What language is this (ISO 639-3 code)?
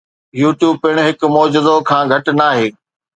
snd